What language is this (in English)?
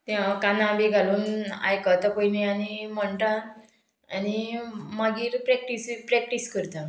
Konkani